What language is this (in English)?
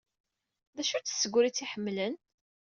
Kabyle